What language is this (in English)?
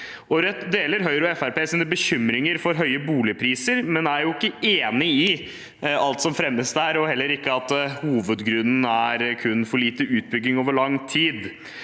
Norwegian